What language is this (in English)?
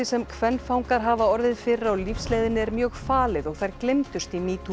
Icelandic